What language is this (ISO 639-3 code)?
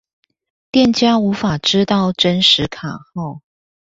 zho